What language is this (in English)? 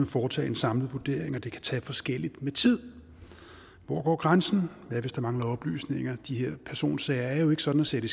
Danish